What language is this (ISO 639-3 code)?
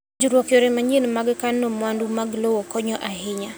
luo